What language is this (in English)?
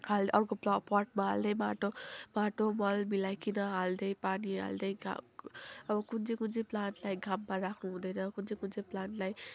Nepali